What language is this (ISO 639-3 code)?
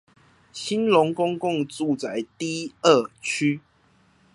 zho